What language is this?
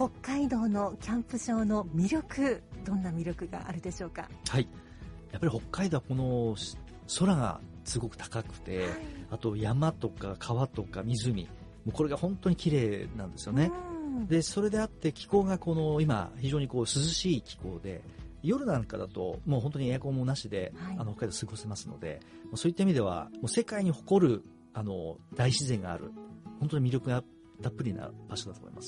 Japanese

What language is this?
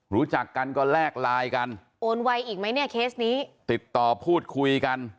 Thai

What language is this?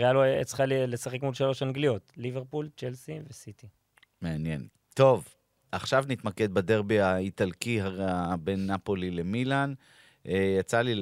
Hebrew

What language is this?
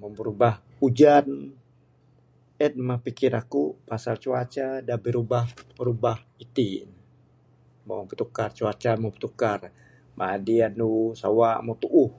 Bukar-Sadung Bidayuh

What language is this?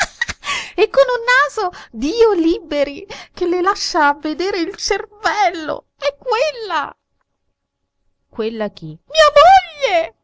Italian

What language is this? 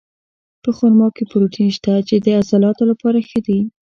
Pashto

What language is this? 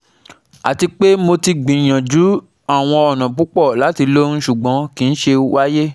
Yoruba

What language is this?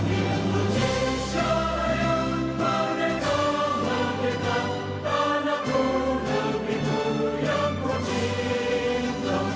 Indonesian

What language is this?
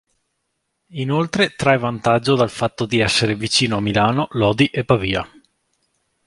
Italian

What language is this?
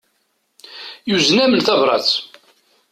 Kabyle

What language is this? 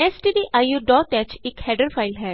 Punjabi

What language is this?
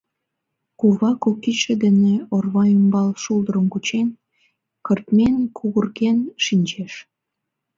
Mari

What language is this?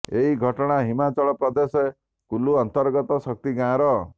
Odia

